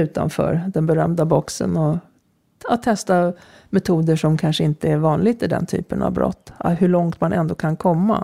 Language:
Swedish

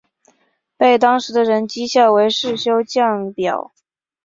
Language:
Chinese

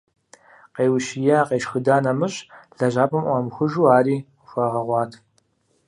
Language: Kabardian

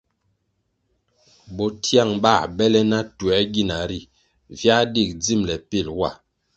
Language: Kwasio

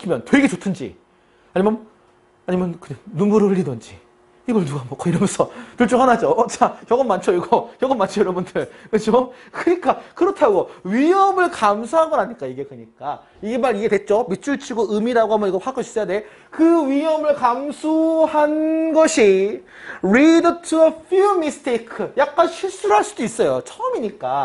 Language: Korean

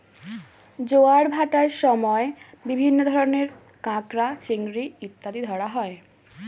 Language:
Bangla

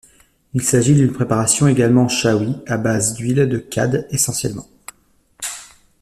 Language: French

